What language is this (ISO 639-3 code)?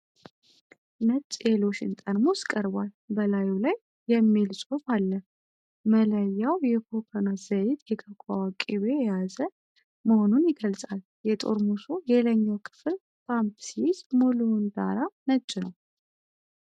amh